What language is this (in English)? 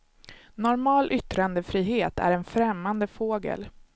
Swedish